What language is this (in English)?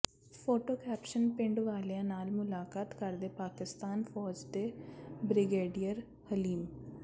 Punjabi